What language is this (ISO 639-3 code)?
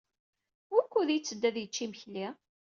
kab